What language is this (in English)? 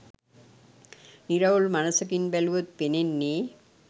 Sinhala